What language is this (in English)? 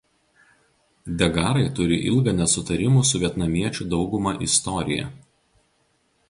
Lithuanian